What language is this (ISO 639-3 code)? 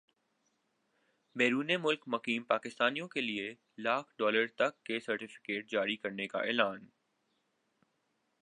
urd